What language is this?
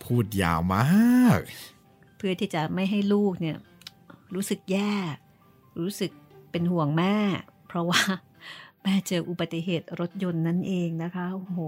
Thai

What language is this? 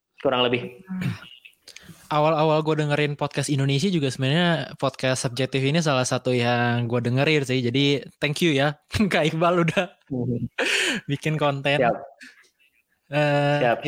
Indonesian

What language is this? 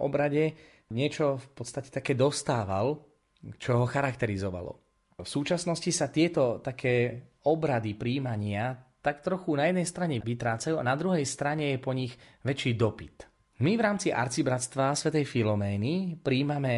Slovak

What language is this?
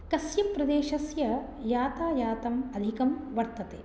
Sanskrit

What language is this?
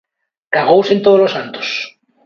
Galician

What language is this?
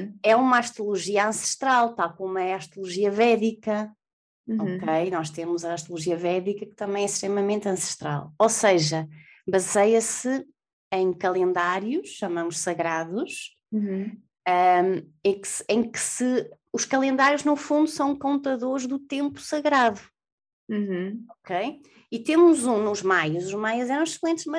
Portuguese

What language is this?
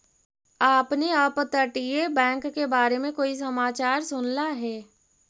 Magahi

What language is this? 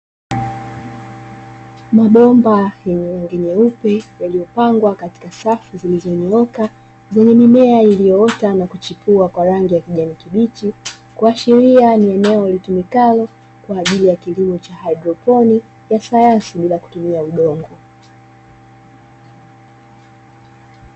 Swahili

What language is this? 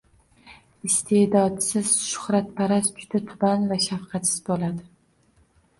Uzbek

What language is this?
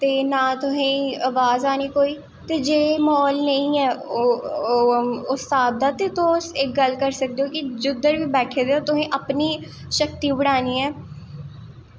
Dogri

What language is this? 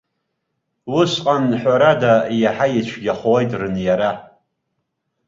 Abkhazian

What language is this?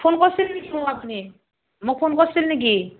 Assamese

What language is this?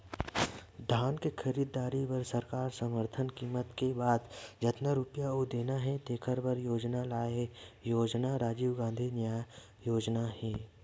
Chhattisgarhi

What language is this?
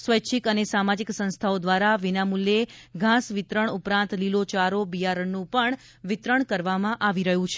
Gujarati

